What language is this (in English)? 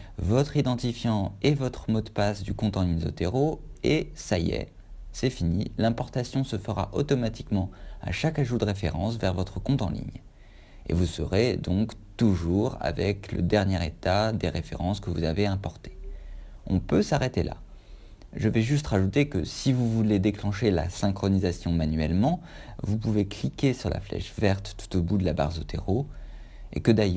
French